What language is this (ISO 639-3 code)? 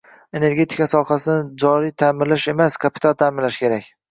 uzb